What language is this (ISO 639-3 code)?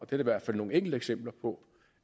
dan